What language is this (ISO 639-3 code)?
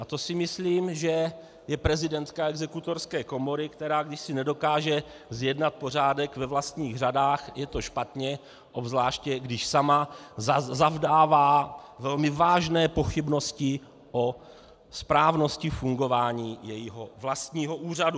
ces